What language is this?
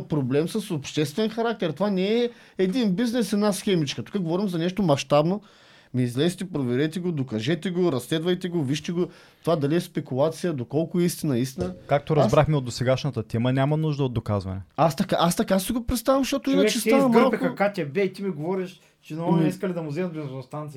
Bulgarian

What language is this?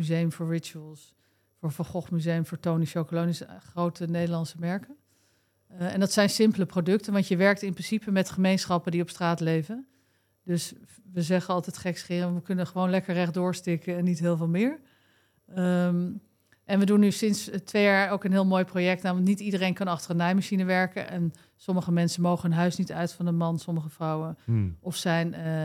Dutch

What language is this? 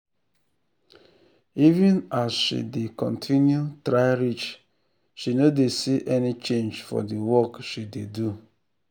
Nigerian Pidgin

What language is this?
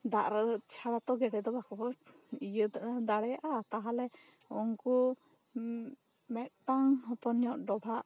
Santali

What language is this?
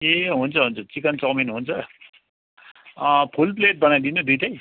Nepali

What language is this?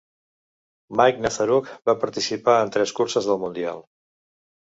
Catalan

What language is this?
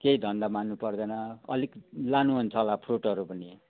Nepali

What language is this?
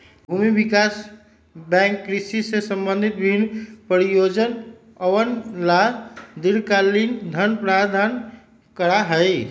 Magahi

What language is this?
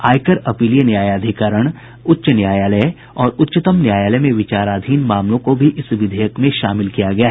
Hindi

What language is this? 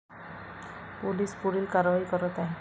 Marathi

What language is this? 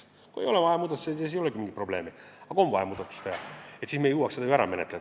Estonian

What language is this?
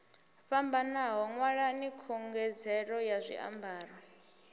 Venda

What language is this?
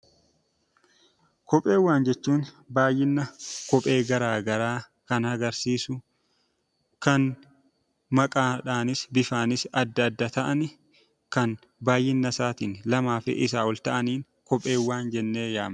Oromo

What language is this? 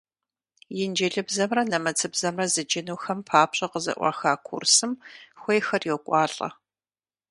Kabardian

